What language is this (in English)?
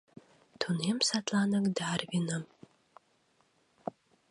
Mari